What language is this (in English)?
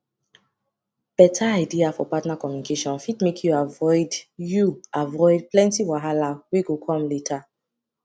Nigerian Pidgin